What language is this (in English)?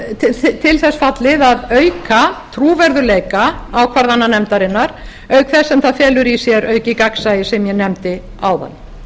Icelandic